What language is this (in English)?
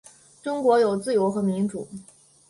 Chinese